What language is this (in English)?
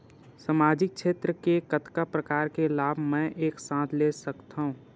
Chhattisgarhi